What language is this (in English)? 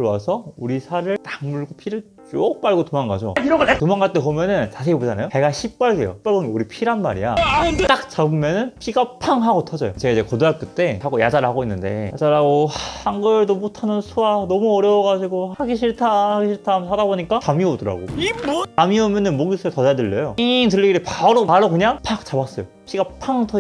Korean